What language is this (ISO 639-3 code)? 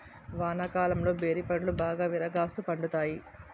tel